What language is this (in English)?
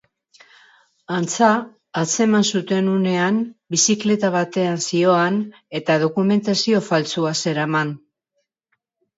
Basque